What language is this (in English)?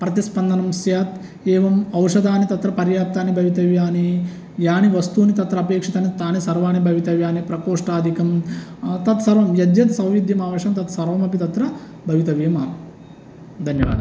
Sanskrit